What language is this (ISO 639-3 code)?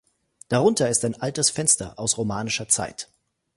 deu